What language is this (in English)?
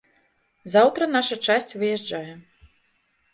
Belarusian